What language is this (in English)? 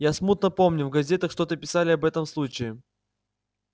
Russian